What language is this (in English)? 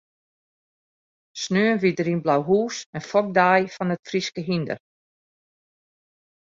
Western Frisian